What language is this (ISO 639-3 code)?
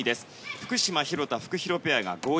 jpn